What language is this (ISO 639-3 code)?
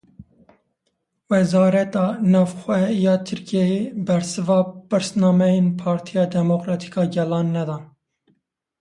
kur